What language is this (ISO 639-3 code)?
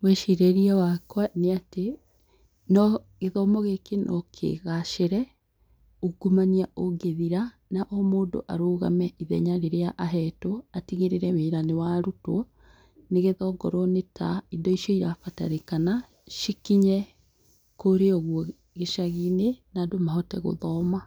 kik